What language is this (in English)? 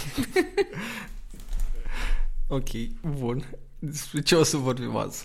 Romanian